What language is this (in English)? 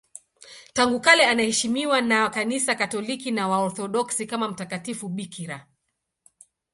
Swahili